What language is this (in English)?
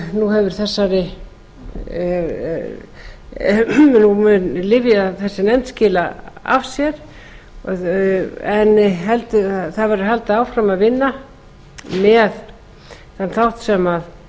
Icelandic